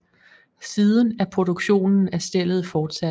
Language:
Danish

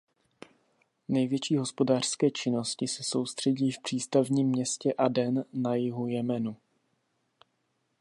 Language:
Czech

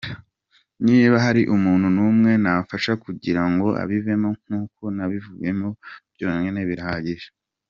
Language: Kinyarwanda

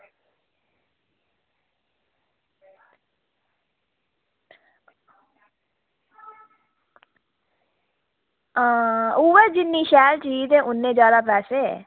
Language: Dogri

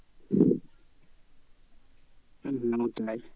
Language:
Bangla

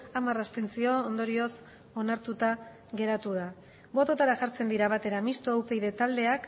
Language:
Basque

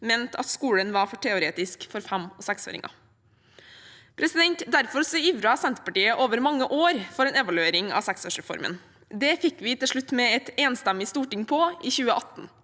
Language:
Norwegian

